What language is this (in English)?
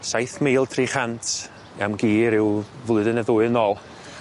Welsh